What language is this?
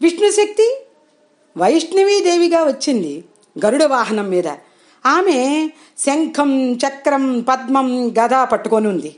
Telugu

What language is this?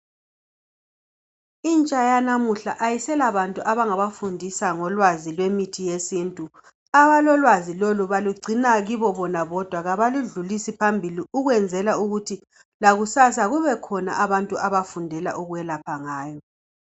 North Ndebele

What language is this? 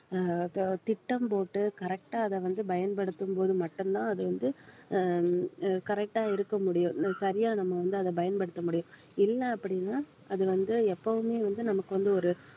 Tamil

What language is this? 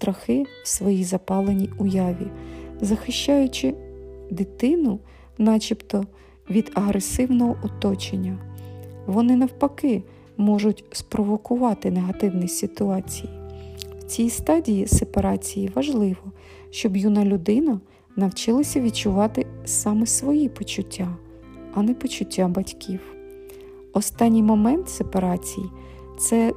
Ukrainian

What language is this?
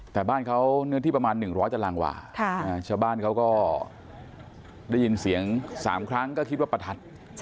Thai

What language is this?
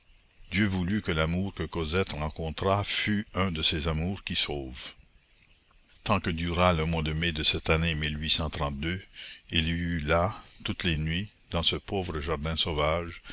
French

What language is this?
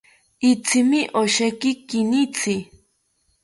South Ucayali Ashéninka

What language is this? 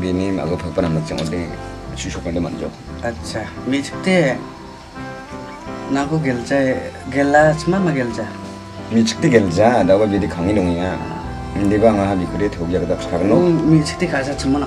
Korean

